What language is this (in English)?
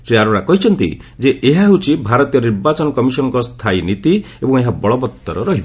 Odia